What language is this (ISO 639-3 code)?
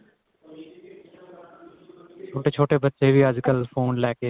pan